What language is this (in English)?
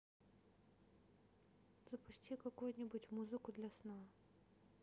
Russian